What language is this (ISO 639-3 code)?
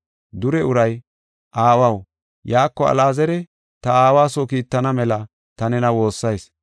gof